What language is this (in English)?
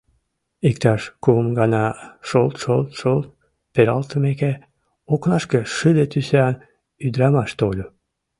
Mari